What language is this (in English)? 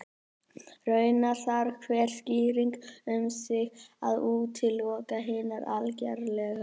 Icelandic